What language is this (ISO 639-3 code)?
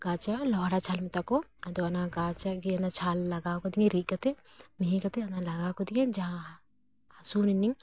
sat